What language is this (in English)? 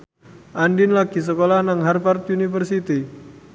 Javanese